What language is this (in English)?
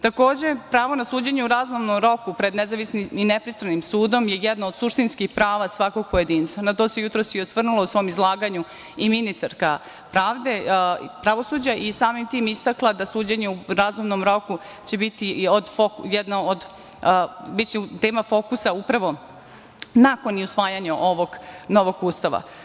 Serbian